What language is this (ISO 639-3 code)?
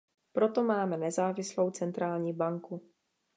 ces